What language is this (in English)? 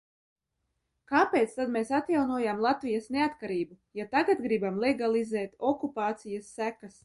Latvian